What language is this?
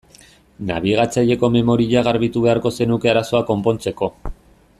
Basque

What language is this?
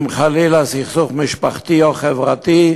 Hebrew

